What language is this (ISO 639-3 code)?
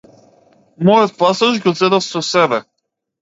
mkd